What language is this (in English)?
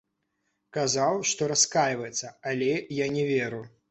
Belarusian